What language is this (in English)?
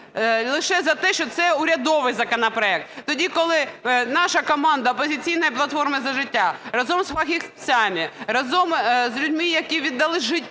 Ukrainian